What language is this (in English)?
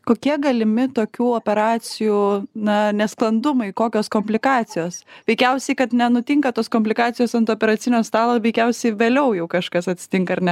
Lithuanian